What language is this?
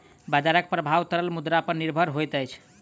Maithili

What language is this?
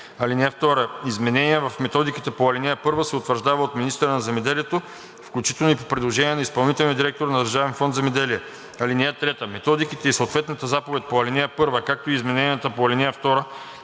Bulgarian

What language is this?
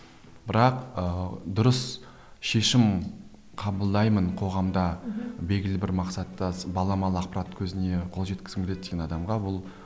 Kazakh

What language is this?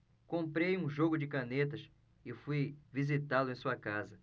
Portuguese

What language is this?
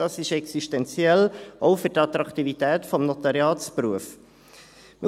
Swiss German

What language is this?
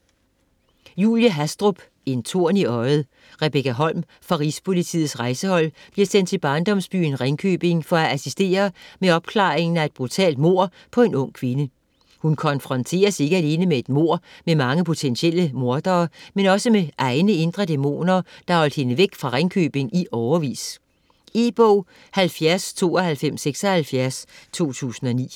Danish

